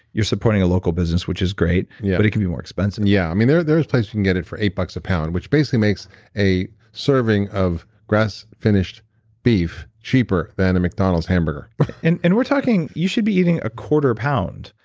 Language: English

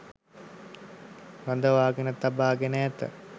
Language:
Sinhala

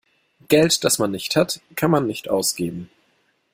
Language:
German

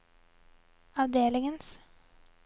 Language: Norwegian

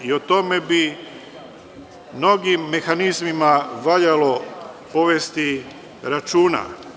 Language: Serbian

